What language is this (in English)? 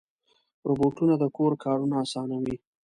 Pashto